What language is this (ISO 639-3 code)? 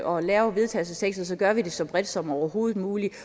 dan